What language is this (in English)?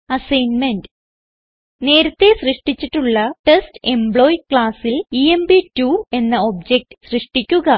Malayalam